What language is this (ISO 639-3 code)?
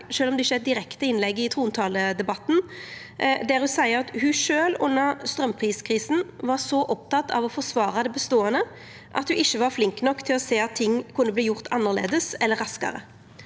nor